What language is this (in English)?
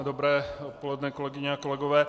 Czech